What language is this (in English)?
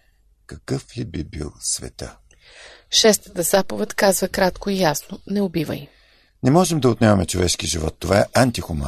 Bulgarian